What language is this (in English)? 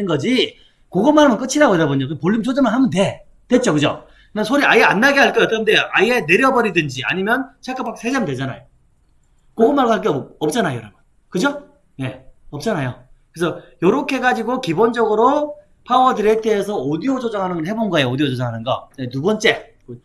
Korean